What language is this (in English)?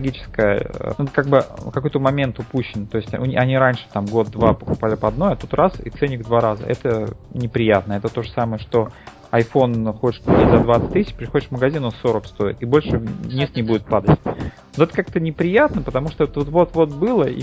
Russian